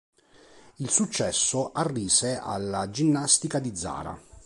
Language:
Italian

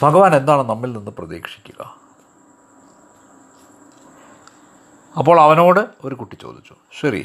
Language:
Malayalam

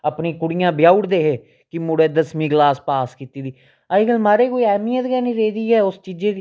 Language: Dogri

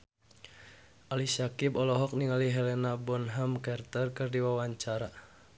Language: Sundanese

